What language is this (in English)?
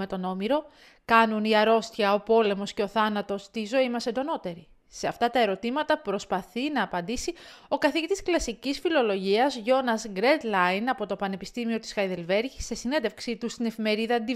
Greek